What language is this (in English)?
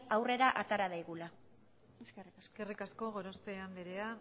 Basque